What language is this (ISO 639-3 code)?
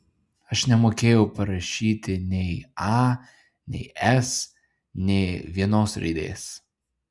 lit